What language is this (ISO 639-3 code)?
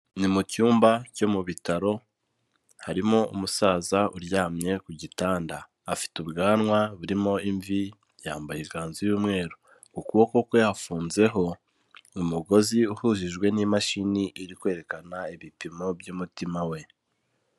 kin